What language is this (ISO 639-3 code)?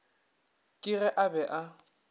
nso